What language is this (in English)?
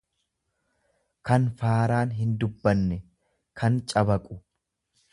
Oromo